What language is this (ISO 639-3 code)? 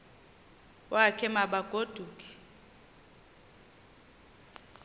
xho